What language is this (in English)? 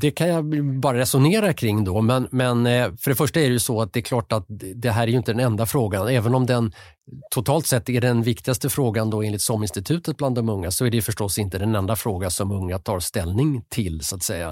Swedish